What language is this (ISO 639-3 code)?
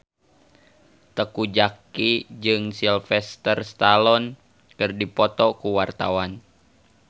sun